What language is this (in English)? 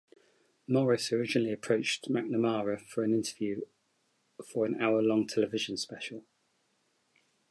English